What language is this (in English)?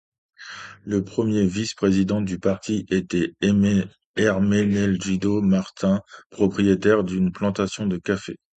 French